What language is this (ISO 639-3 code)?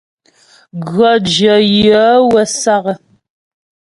bbj